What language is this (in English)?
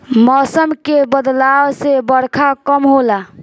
Bhojpuri